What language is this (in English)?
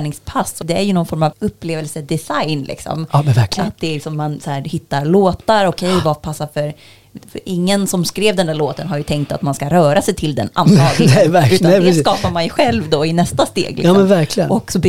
Swedish